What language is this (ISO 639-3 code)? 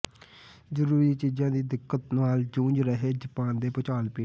pan